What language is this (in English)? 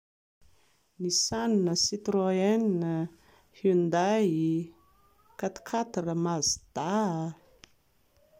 Malagasy